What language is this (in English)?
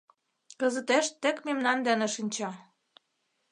Mari